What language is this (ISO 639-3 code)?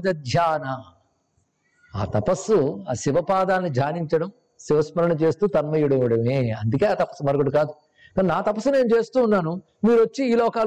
tel